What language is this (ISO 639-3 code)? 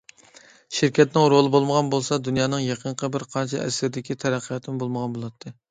uig